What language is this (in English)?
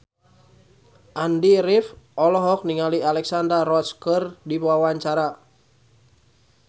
Sundanese